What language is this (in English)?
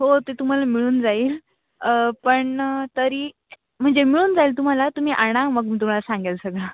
Marathi